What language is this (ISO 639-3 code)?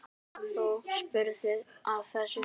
isl